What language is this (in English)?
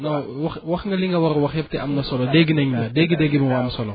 Wolof